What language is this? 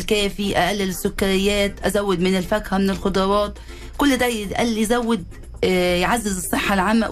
Arabic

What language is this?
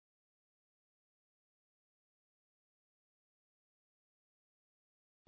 Punjabi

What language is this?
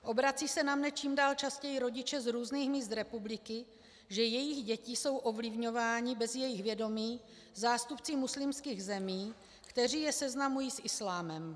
Czech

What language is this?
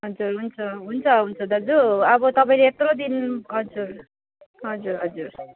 Nepali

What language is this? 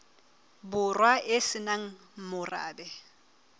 Southern Sotho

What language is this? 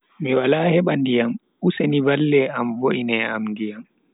Bagirmi Fulfulde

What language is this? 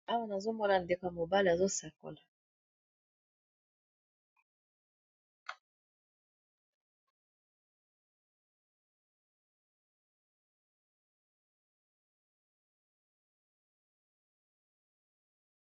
Lingala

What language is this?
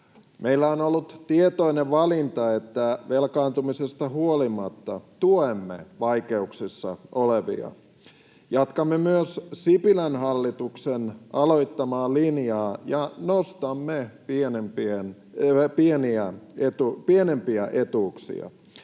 Finnish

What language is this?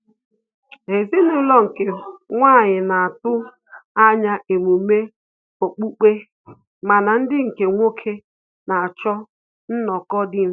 Igbo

